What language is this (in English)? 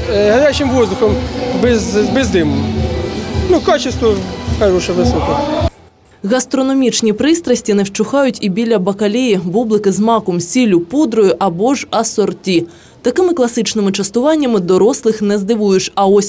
Ukrainian